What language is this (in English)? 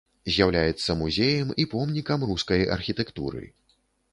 Belarusian